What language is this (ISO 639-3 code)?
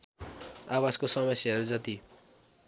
nep